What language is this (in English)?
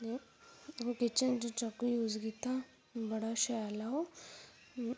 Dogri